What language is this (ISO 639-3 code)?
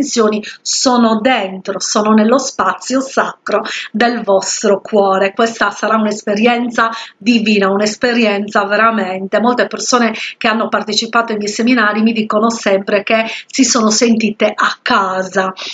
ita